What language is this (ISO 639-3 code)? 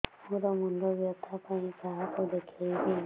ori